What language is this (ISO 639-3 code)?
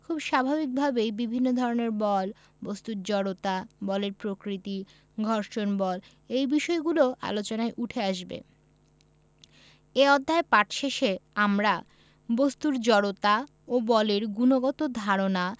ben